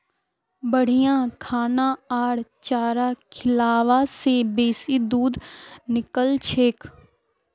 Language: Magahi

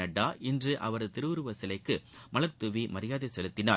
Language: Tamil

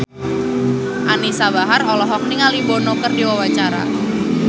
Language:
Sundanese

